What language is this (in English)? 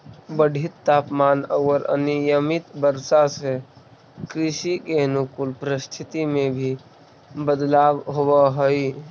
Magahi